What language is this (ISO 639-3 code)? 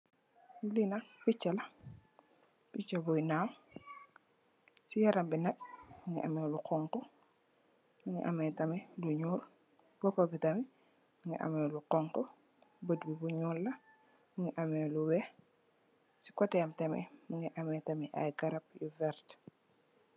wol